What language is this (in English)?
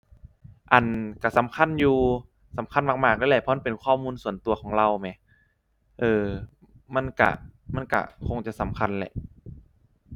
Thai